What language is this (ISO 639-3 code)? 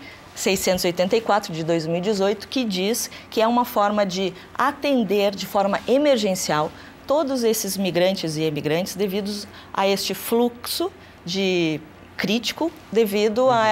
por